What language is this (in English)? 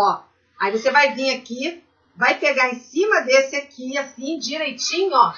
Portuguese